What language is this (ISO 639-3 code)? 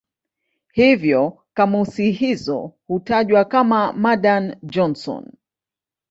swa